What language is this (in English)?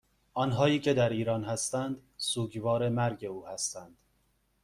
Persian